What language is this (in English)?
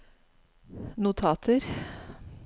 Norwegian